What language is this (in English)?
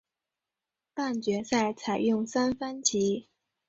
Chinese